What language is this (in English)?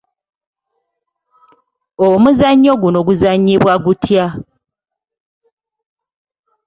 Ganda